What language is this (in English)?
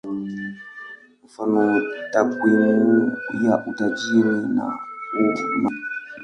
Swahili